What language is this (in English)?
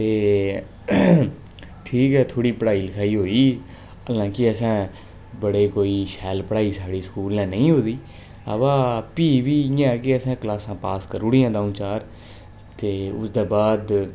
Dogri